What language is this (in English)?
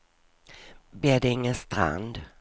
Swedish